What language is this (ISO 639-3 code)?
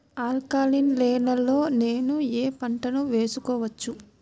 tel